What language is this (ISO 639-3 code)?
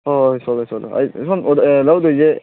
mni